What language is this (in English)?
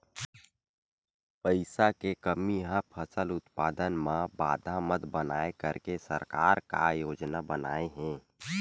Chhattisgarhi